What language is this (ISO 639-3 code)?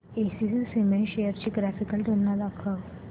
mar